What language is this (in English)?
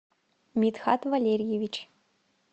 Russian